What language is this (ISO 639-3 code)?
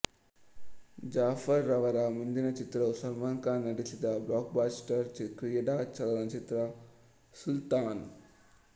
kan